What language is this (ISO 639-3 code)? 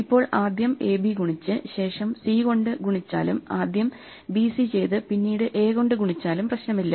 mal